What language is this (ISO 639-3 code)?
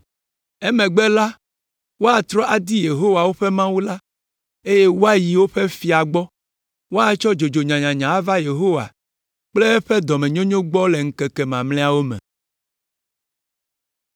ewe